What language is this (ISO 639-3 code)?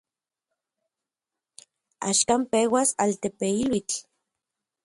ncx